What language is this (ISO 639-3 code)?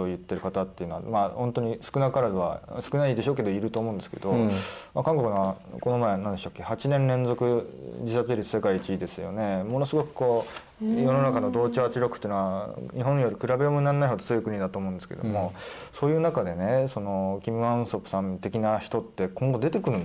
jpn